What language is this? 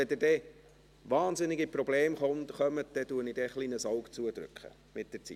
Swiss German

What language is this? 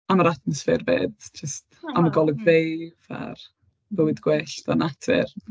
Welsh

